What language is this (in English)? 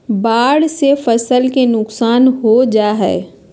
Magahi